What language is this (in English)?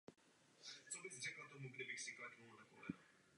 Czech